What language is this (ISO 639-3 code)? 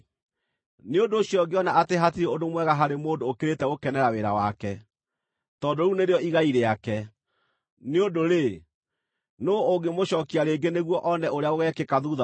kik